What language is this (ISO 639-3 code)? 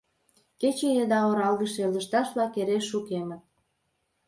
chm